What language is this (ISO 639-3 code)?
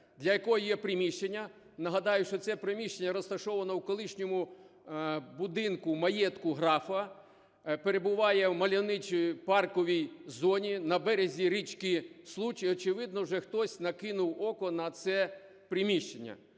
ukr